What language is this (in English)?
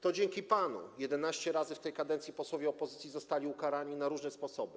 Polish